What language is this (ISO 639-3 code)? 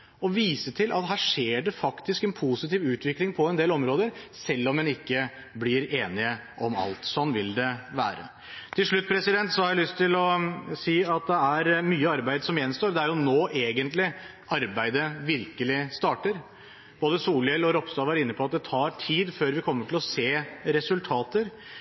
nob